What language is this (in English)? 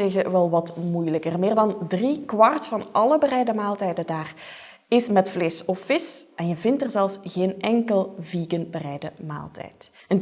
Dutch